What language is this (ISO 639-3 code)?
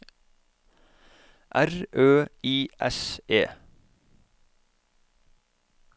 nor